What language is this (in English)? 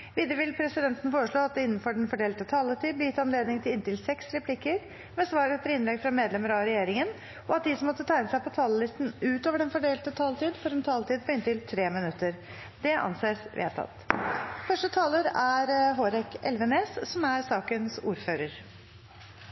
Norwegian